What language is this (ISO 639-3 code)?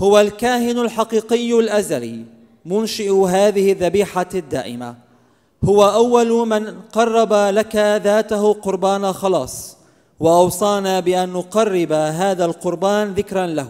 ara